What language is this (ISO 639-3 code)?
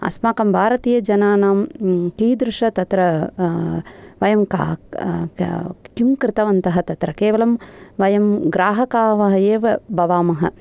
san